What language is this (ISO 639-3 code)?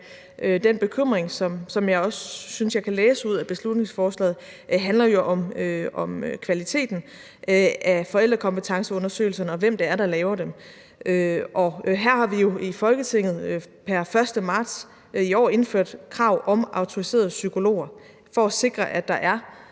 dan